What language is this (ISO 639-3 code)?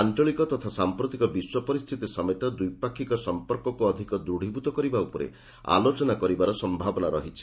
ori